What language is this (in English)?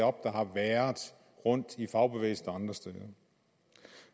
Danish